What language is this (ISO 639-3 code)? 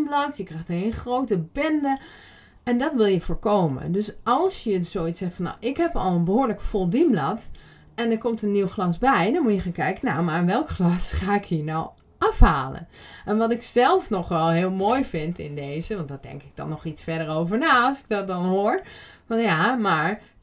nld